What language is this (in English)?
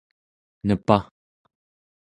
Central Yupik